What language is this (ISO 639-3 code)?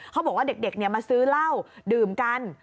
tha